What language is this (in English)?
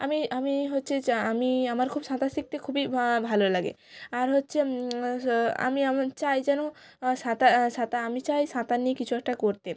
Bangla